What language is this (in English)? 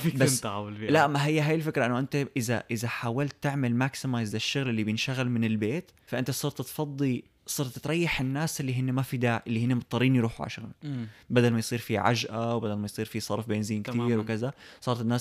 Arabic